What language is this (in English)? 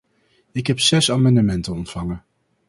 Dutch